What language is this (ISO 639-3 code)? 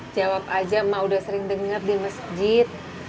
ind